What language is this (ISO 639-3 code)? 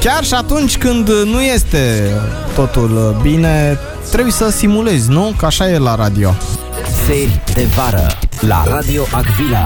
ron